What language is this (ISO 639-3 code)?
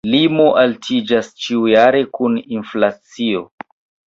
epo